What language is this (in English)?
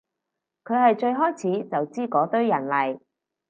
Cantonese